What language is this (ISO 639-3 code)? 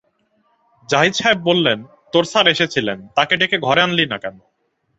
ben